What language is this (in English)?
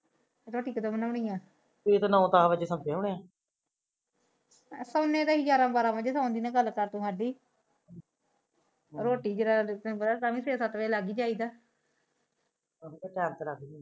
Punjabi